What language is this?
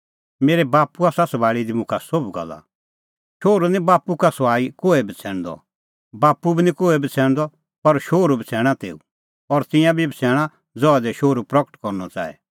Kullu Pahari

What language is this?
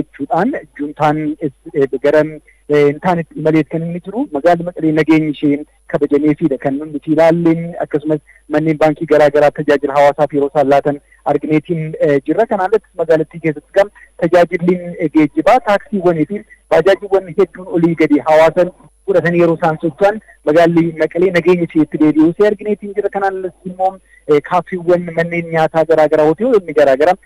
Korean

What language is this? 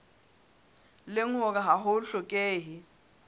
Southern Sotho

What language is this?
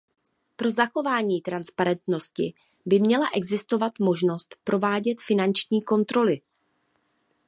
Czech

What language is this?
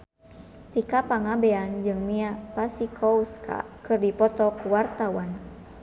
Sundanese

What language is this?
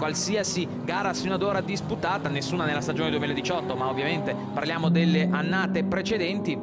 Italian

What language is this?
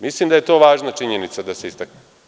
Serbian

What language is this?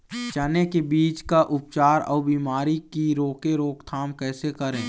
Chhattisgarhi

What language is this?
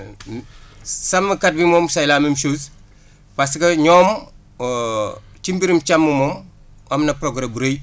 Wolof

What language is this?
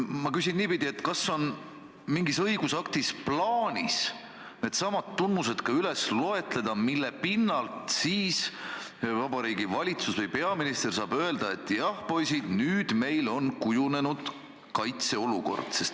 Estonian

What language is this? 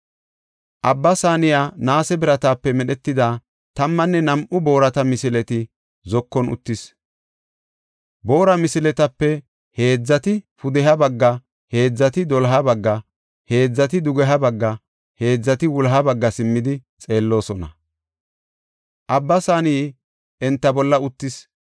Gofa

